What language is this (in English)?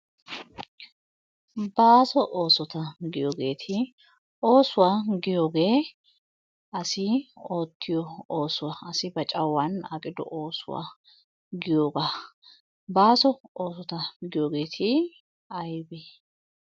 Wolaytta